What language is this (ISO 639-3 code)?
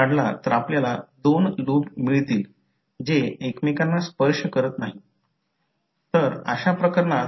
mar